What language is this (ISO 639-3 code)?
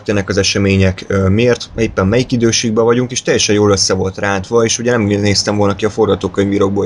hun